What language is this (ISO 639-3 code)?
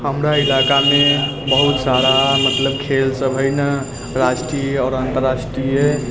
mai